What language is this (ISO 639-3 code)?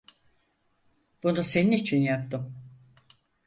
tur